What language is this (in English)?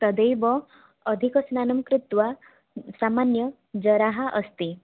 Sanskrit